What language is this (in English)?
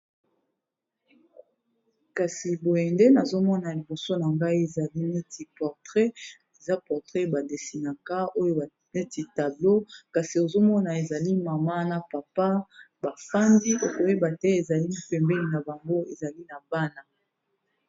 Lingala